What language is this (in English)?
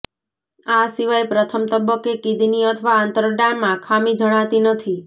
Gujarati